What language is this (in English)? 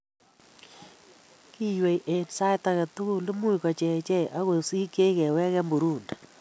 Kalenjin